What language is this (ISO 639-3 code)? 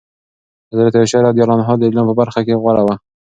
pus